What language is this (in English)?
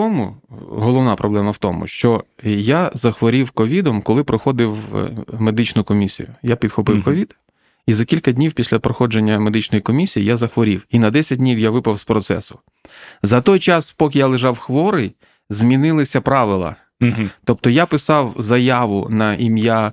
Ukrainian